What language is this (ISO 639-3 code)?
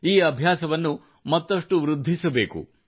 kan